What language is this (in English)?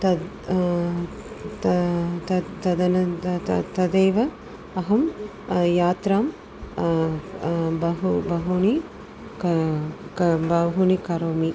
Sanskrit